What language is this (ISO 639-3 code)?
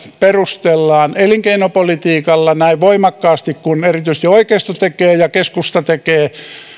fin